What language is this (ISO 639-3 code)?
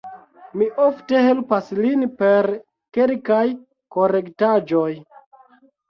epo